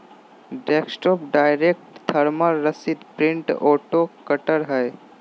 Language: Magahi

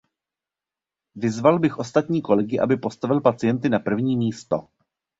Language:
Czech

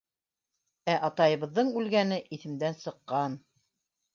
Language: Bashkir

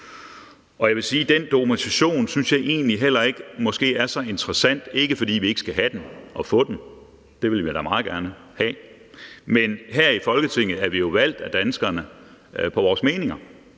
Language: Danish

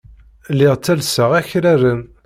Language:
Kabyle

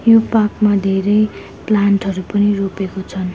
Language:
Nepali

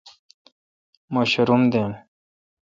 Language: Kalkoti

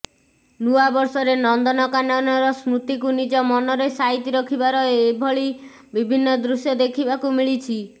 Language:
Odia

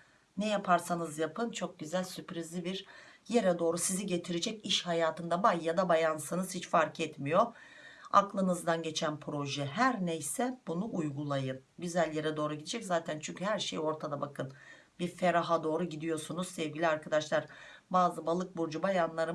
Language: Turkish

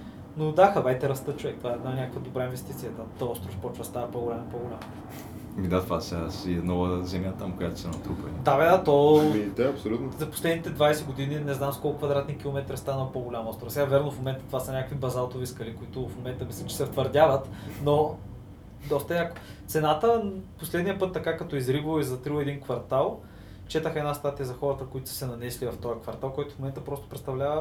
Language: Bulgarian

